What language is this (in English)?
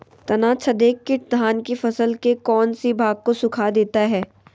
Magahi